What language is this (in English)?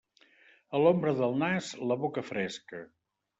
Catalan